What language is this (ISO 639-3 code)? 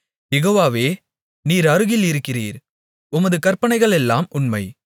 tam